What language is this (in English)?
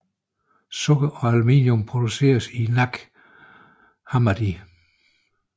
Danish